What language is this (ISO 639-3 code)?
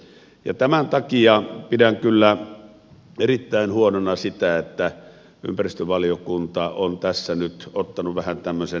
fin